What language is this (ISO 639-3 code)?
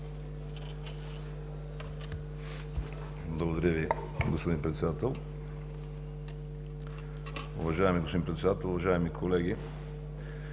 bul